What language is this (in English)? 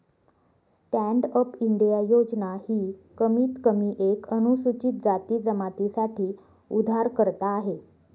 Marathi